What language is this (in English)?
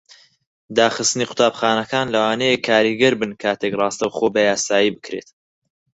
Central Kurdish